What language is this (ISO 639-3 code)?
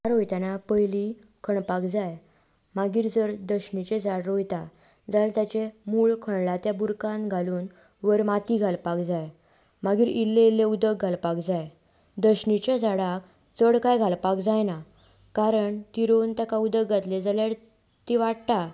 kok